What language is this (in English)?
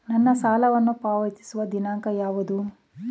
Kannada